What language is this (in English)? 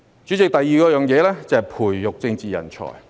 Cantonese